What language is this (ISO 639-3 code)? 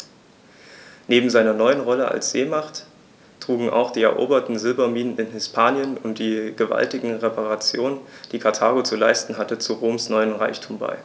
deu